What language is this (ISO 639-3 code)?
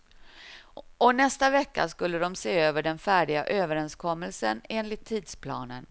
swe